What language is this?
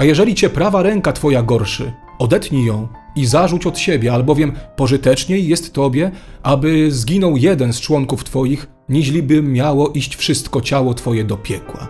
Polish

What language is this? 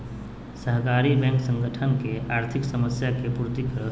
Magahi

